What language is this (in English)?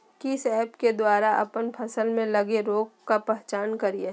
Magahi